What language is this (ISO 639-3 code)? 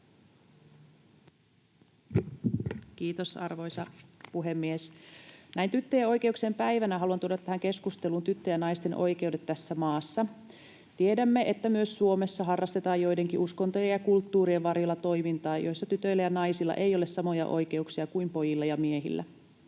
fin